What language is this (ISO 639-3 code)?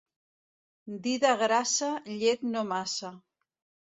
cat